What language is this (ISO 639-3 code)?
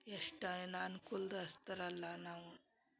kan